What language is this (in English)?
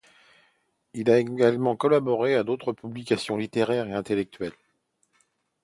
French